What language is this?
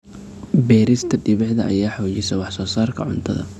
Somali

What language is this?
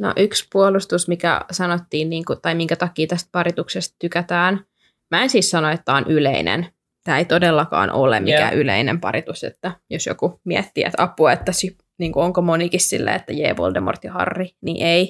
Finnish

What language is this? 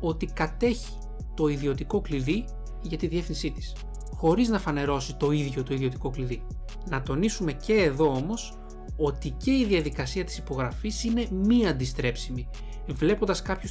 Greek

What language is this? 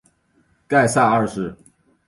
Chinese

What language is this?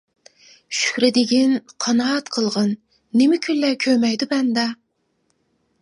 Uyghur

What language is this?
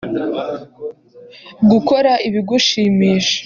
Kinyarwanda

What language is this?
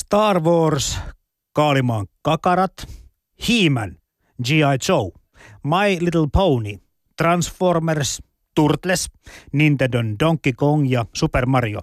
Finnish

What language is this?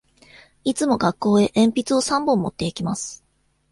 Japanese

